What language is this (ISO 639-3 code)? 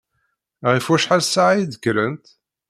kab